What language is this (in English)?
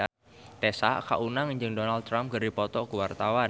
Sundanese